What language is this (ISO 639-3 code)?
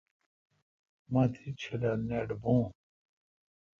xka